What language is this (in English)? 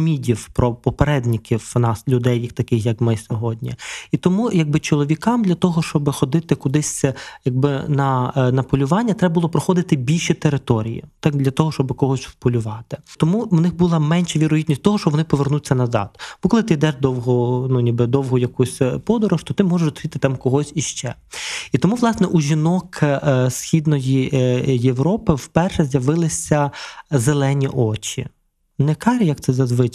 Ukrainian